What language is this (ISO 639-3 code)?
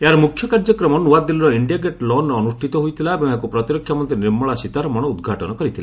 ori